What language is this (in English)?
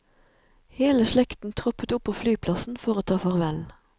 Norwegian